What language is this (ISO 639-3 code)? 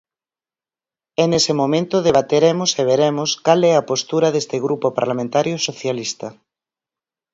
glg